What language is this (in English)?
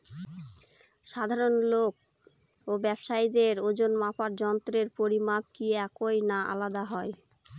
Bangla